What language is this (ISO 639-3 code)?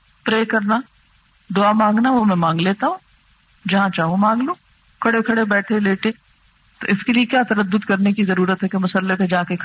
urd